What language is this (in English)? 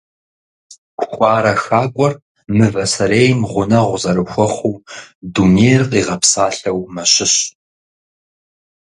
Kabardian